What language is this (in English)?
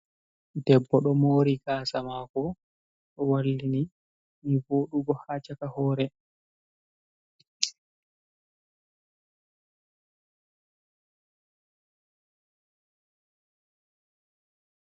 Fula